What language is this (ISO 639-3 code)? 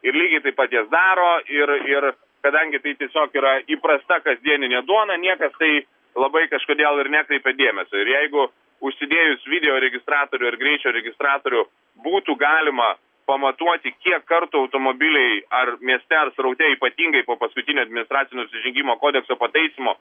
lit